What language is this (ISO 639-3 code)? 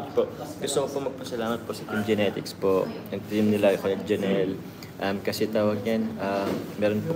fil